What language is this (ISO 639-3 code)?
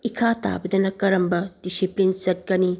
mni